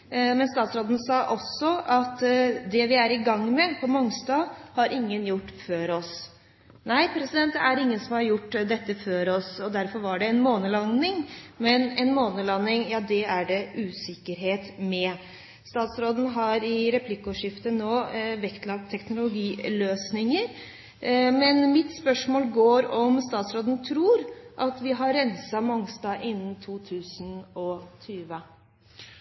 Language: Norwegian Nynorsk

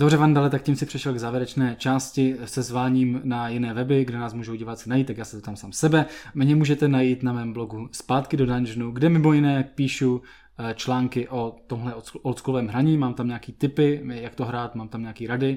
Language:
Czech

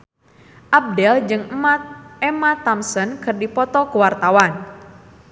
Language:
Sundanese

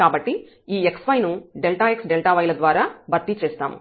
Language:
Telugu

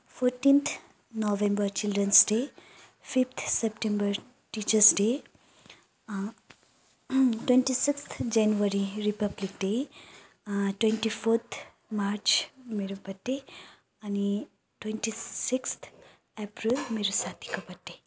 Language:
Nepali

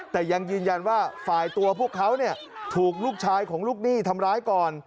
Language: Thai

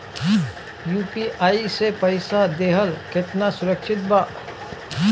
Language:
Bhojpuri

